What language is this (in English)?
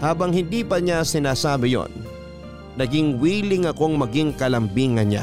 Filipino